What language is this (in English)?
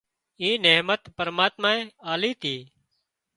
Wadiyara Koli